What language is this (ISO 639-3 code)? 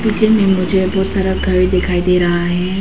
hin